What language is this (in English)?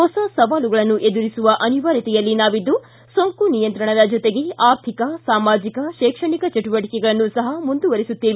Kannada